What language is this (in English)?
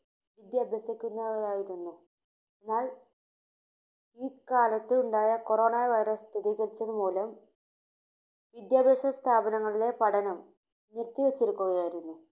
Malayalam